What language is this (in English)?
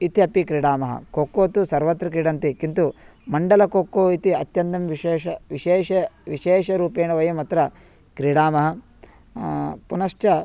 Sanskrit